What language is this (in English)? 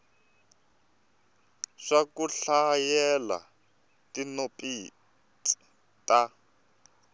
Tsonga